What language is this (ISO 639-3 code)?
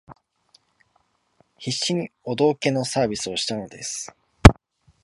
jpn